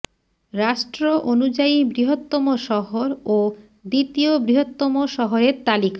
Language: Bangla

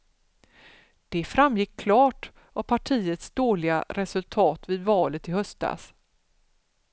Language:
Swedish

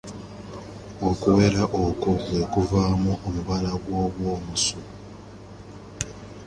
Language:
Ganda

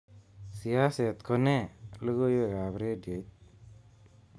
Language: Kalenjin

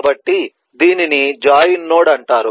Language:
Telugu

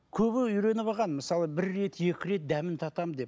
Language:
Kazakh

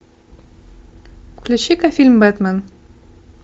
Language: Russian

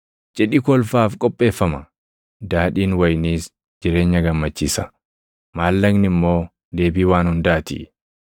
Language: Oromo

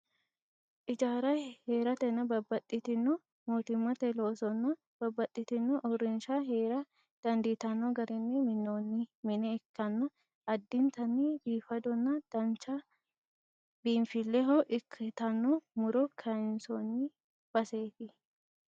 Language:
Sidamo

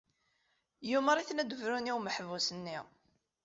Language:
Kabyle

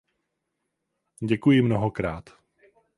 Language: Czech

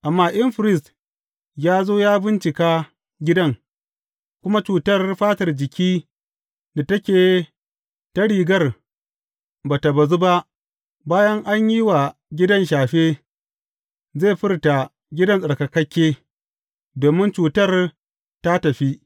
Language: Hausa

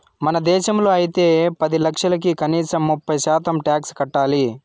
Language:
Telugu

